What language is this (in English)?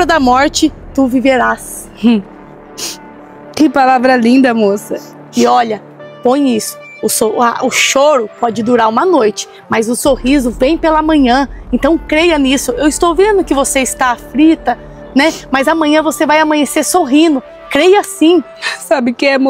Portuguese